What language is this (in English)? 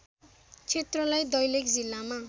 Nepali